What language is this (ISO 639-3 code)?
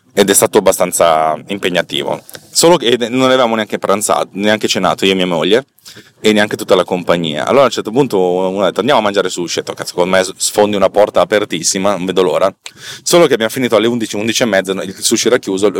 ita